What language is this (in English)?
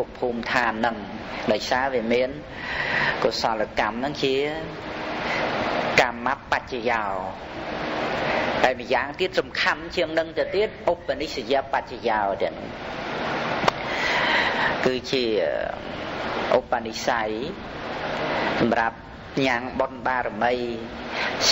Vietnamese